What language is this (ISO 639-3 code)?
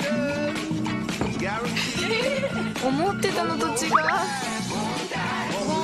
jpn